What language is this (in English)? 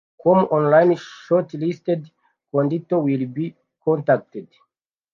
Kinyarwanda